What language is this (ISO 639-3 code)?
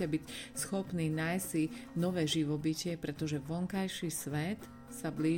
slk